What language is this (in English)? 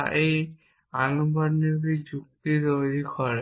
Bangla